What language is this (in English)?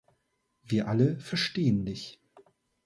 German